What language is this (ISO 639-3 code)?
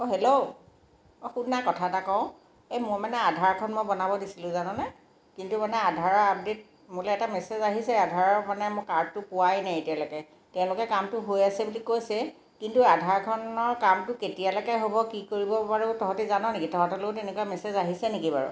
asm